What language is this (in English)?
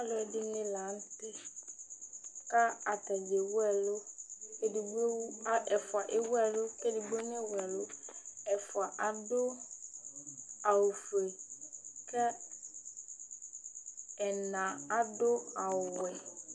Ikposo